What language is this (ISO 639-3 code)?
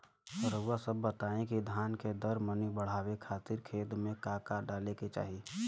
bho